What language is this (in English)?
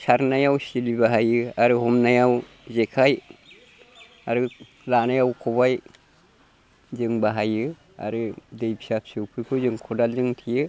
Bodo